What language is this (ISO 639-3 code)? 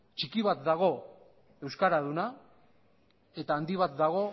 eus